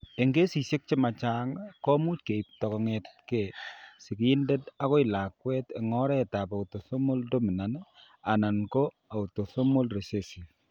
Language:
Kalenjin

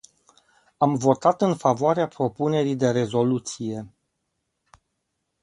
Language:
Romanian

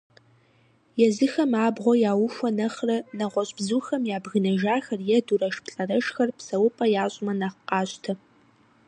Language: Kabardian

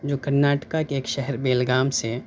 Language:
Urdu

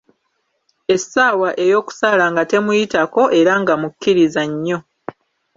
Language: Ganda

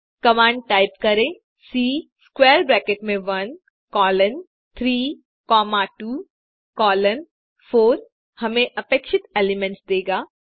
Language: Hindi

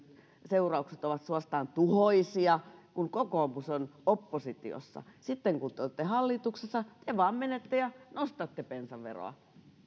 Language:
Finnish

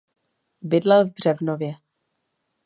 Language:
Czech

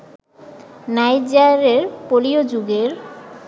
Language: Bangla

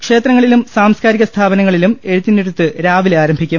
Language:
Malayalam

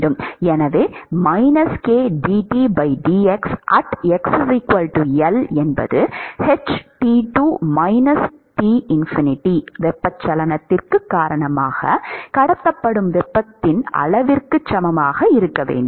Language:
Tamil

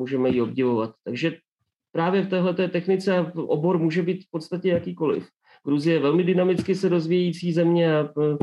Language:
Czech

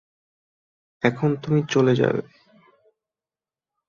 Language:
Bangla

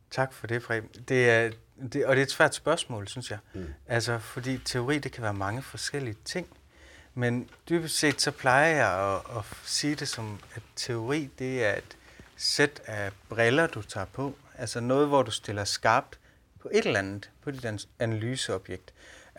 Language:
Danish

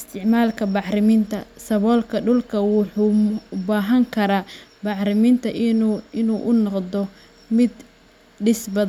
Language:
Somali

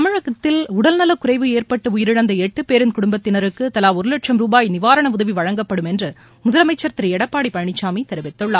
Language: Tamil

